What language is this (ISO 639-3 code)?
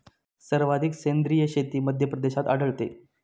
mar